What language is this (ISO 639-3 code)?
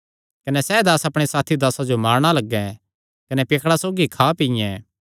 xnr